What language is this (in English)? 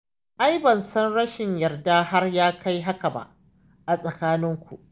Hausa